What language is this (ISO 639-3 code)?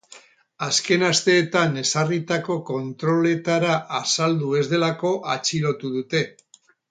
eus